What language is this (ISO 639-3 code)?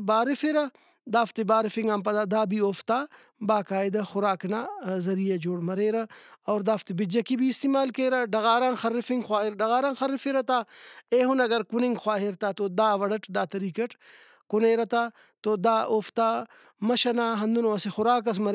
brh